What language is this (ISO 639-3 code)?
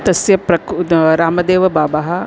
san